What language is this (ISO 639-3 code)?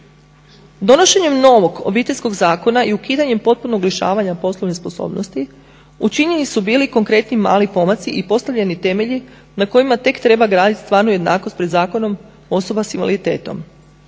hrv